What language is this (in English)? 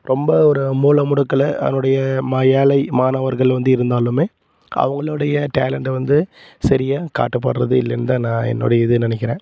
Tamil